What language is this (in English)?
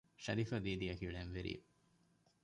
Divehi